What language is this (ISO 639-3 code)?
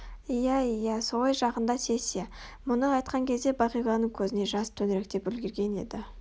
kaz